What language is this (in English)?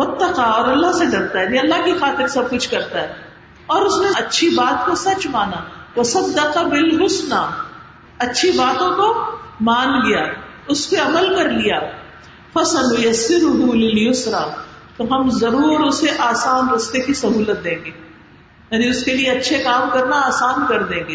Urdu